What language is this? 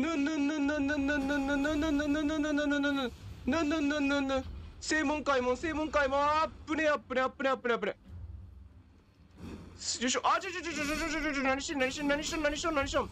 Japanese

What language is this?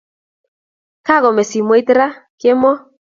Kalenjin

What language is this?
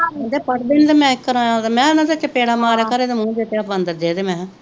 Punjabi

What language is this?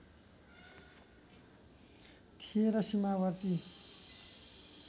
Nepali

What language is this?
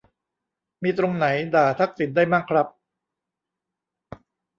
Thai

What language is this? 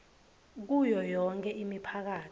Swati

